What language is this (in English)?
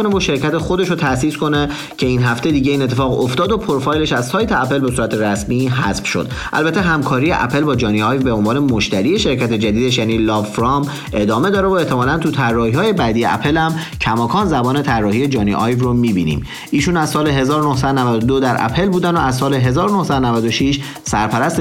Persian